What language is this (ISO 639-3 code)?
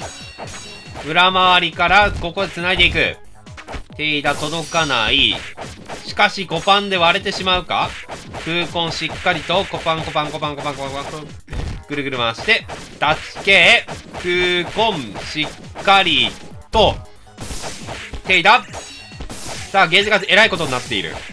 jpn